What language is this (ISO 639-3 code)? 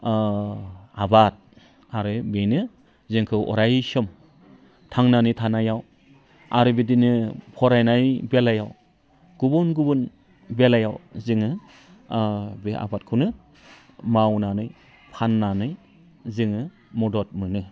brx